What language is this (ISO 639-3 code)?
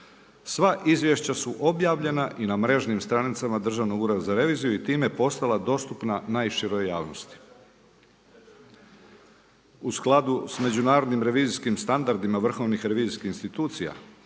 hrv